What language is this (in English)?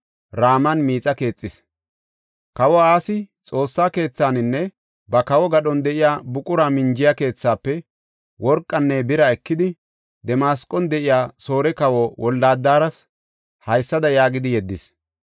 Gofa